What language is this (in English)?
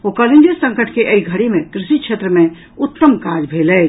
Maithili